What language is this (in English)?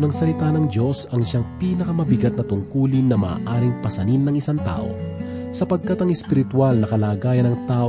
Filipino